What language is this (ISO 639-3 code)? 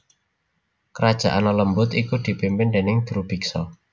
jav